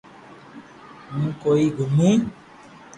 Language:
Loarki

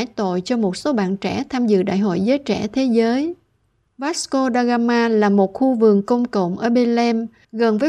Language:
Vietnamese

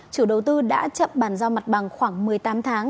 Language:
Vietnamese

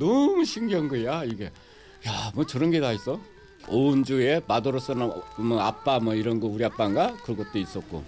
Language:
Korean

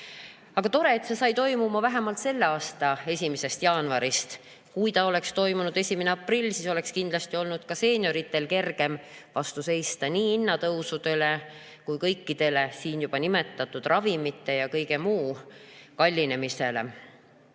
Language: Estonian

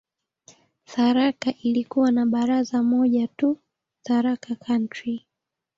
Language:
Swahili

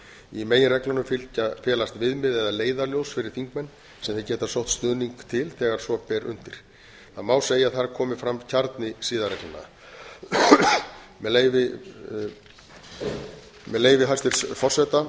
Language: Icelandic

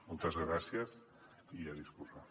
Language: Catalan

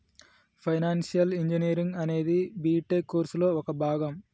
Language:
Telugu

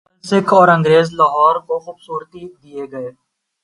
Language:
Urdu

